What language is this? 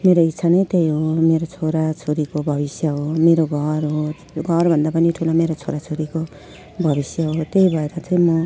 Nepali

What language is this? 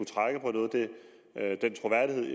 Danish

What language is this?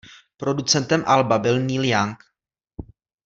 Czech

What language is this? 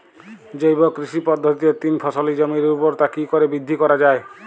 Bangla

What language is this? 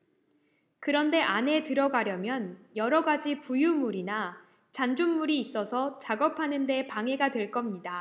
Korean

